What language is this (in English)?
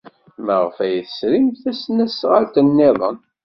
Kabyle